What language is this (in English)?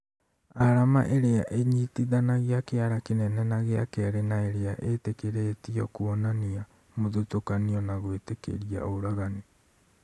Kikuyu